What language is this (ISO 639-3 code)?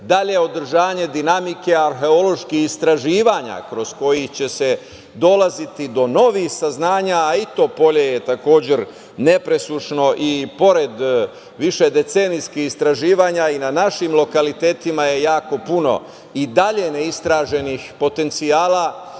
srp